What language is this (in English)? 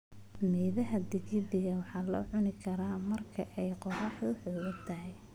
Somali